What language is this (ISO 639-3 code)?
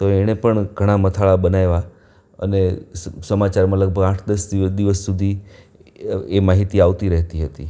guj